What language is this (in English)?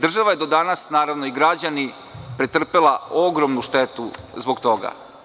Serbian